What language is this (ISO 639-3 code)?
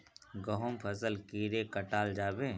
mag